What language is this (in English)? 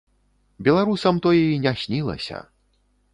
Belarusian